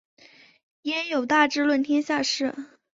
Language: Chinese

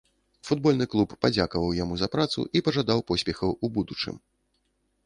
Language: Belarusian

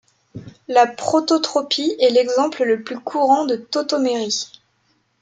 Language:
French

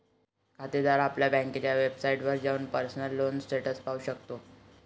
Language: Marathi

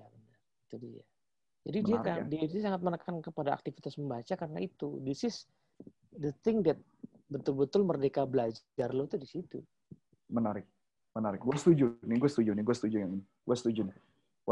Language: Indonesian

